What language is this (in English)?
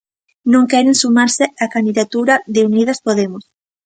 Galician